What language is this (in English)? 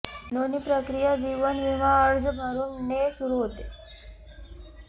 Marathi